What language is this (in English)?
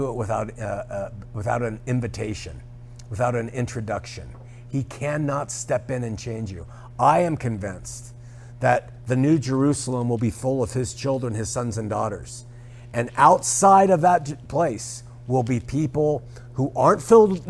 English